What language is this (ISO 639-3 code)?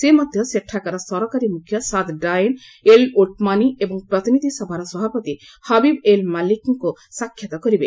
ori